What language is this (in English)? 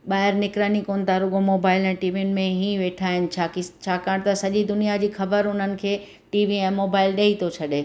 Sindhi